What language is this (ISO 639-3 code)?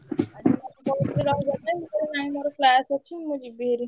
ori